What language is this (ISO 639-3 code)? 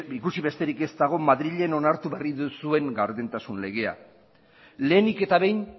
eus